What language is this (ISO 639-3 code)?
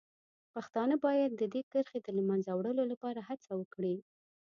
pus